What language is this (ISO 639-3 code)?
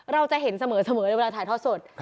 tha